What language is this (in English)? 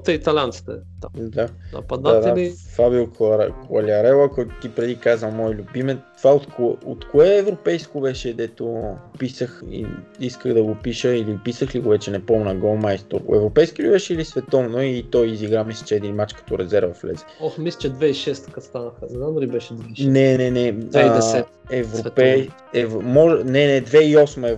Bulgarian